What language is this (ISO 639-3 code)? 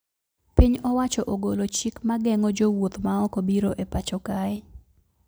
luo